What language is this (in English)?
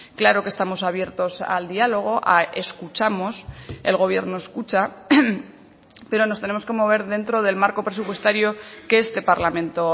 Spanish